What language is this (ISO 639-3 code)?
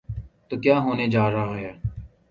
urd